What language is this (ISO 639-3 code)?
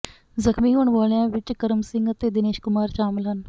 pan